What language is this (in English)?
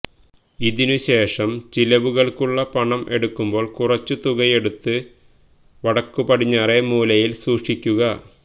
Malayalam